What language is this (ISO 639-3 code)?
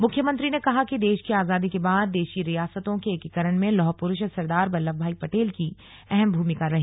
hin